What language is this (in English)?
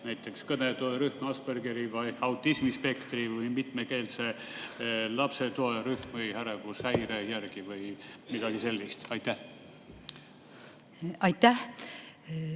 Estonian